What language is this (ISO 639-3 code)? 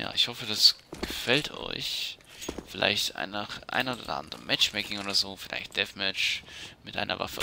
deu